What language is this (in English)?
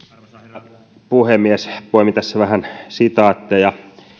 Finnish